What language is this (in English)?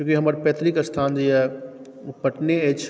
Maithili